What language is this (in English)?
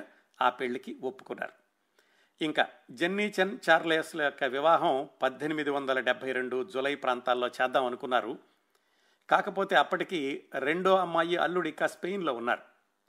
Telugu